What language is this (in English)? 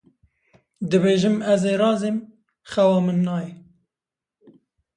Kurdish